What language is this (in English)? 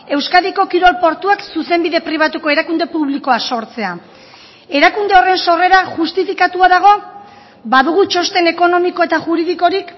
Basque